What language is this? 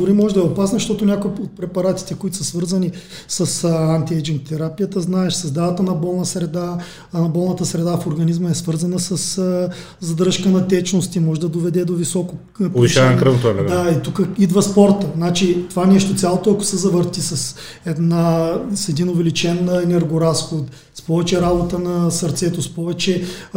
Bulgarian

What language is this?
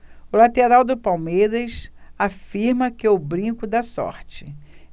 Portuguese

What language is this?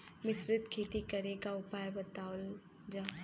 Bhojpuri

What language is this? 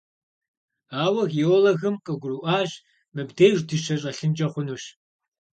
Kabardian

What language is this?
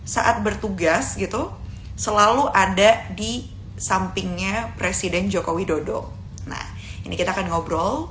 Indonesian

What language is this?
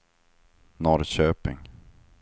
Swedish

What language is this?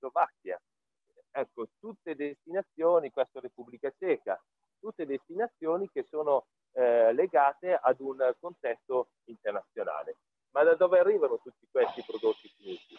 Italian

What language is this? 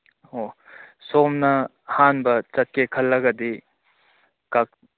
Manipuri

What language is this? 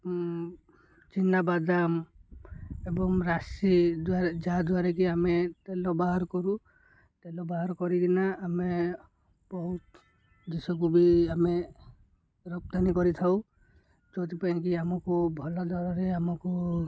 Odia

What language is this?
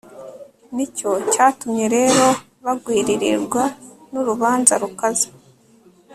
Kinyarwanda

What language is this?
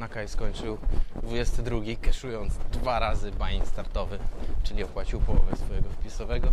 Polish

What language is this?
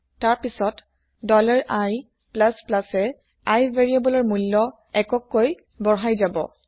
Assamese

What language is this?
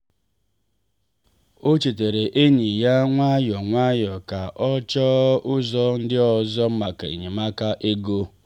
Igbo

